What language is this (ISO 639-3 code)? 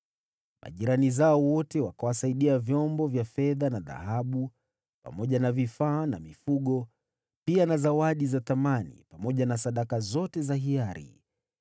swa